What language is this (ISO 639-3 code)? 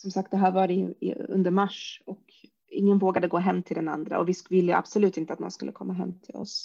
swe